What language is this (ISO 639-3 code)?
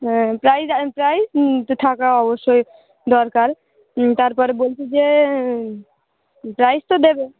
ben